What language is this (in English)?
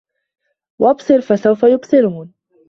Arabic